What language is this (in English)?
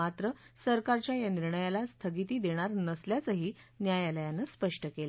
Marathi